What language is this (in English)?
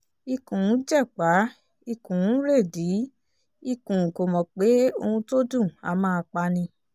Yoruba